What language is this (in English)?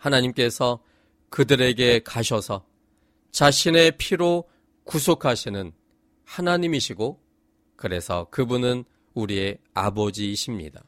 Korean